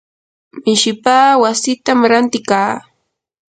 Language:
Yanahuanca Pasco Quechua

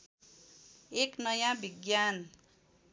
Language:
Nepali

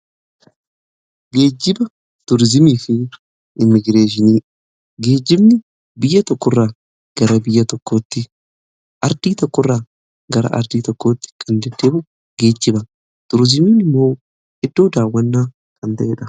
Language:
Oromo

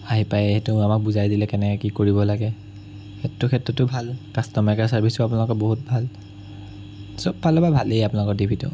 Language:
Assamese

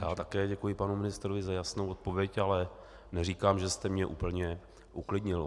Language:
Czech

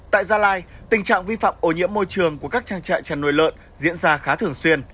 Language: Vietnamese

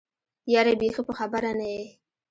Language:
Pashto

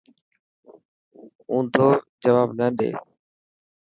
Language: Dhatki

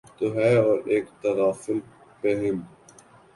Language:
Urdu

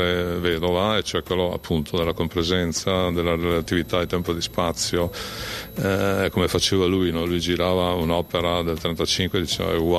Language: Italian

